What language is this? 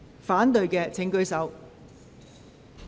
Cantonese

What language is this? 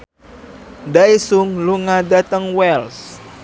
Javanese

